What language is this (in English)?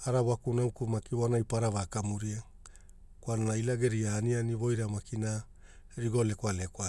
Hula